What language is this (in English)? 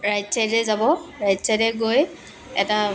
Assamese